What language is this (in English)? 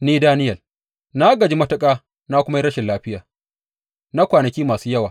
Hausa